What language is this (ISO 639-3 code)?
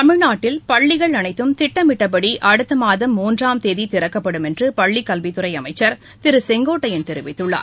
tam